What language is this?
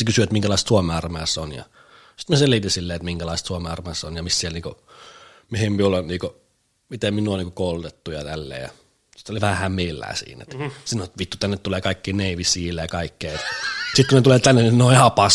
Finnish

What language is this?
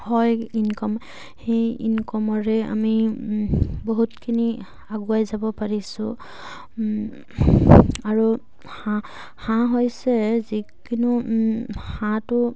Assamese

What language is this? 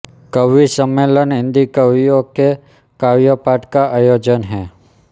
Hindi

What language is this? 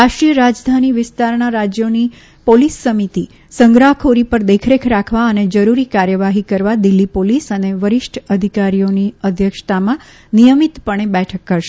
Gujarati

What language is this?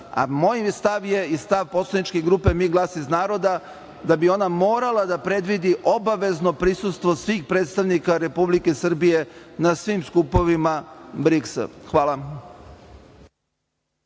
Serbian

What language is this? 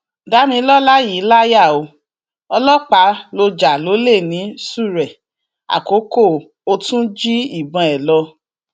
Yoruba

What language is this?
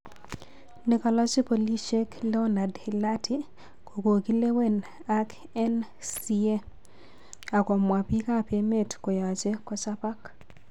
Kalenjin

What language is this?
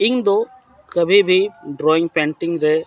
Santali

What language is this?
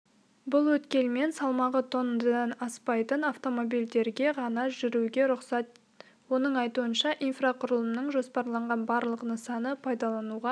Kazakh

